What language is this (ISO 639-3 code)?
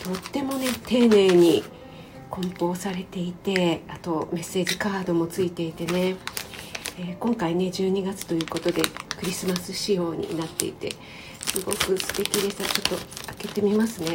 jpn